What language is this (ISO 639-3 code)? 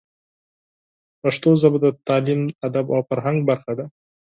pus